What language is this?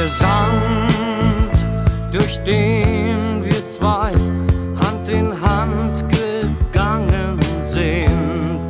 German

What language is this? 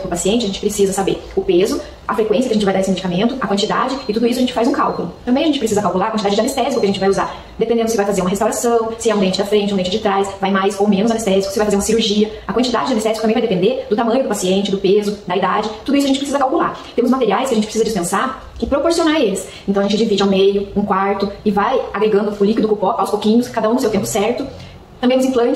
Portuguese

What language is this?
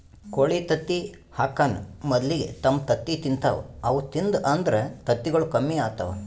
Kannada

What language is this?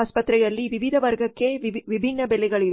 Kannada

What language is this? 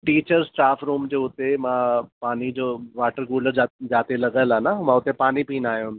Sindhi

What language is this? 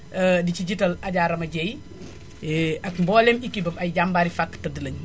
Wolof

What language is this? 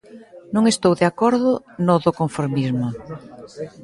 Galician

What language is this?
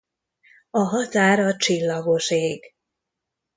Hungarian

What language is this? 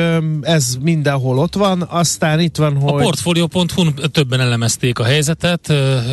Hungarian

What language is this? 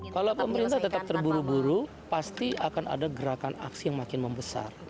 Indonesian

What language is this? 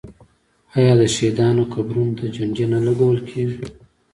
Pashto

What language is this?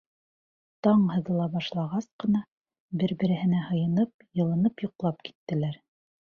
Bashkir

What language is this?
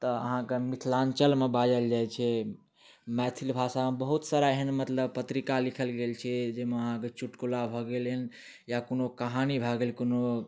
Maithili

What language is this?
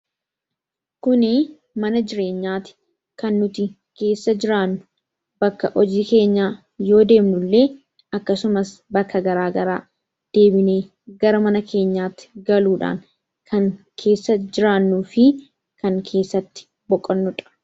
Oromo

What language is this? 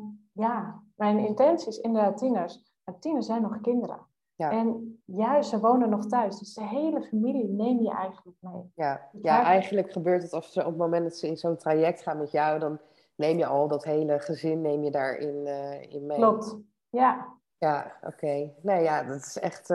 Dutch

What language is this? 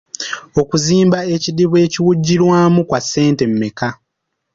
Ganda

